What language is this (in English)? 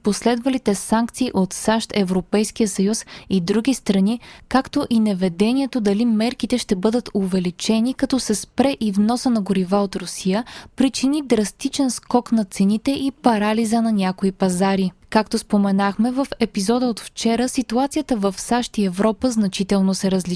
Bulgarian